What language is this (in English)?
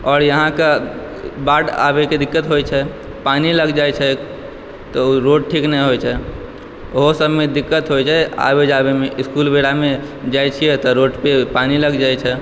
Maithili